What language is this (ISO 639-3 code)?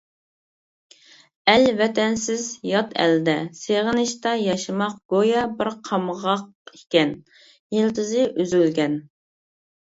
uig